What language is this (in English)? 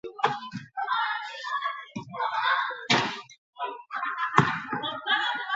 Basque